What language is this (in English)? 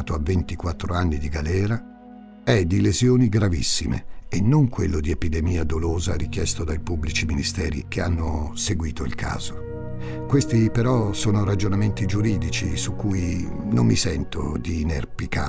Italian